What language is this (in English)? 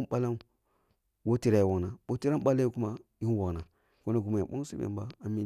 Kulung (Nigeria)